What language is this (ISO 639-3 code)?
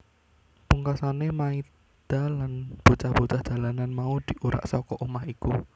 jav